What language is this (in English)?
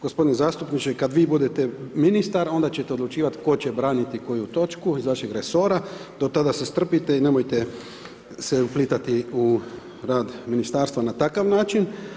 Croatian